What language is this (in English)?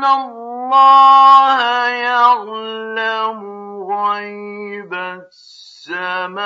Arabic